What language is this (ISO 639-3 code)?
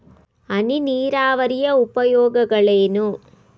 kan